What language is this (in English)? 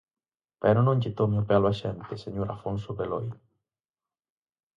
Galician